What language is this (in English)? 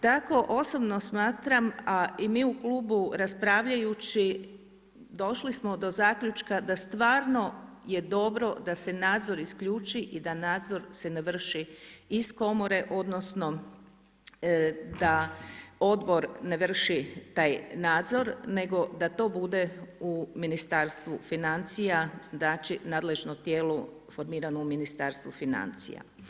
Croatian